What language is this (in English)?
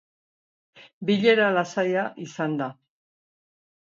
Basque